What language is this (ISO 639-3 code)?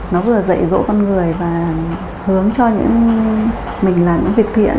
vie